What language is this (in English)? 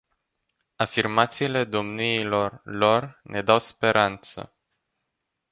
Romanian